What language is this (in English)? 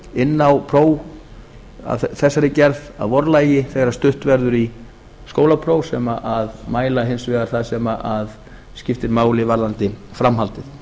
Icelandic